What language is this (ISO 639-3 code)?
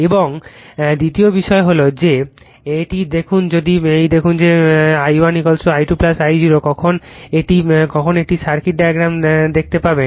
ben